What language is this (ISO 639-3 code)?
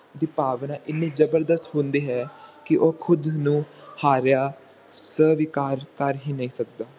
pan